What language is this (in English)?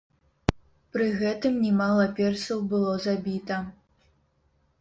Belarusian